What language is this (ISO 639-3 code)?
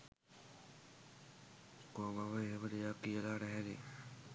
sin